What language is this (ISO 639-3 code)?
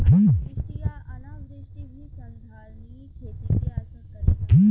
bho